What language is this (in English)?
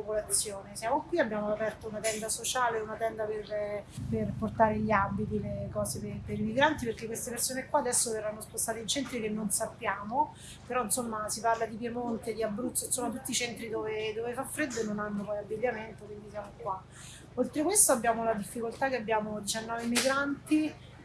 Italian